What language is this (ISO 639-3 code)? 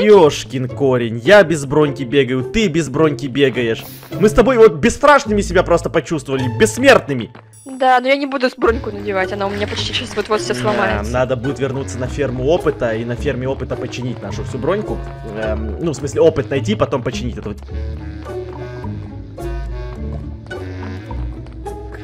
rus